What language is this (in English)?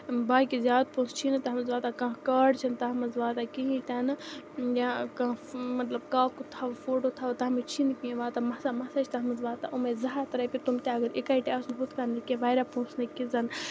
Kashmiri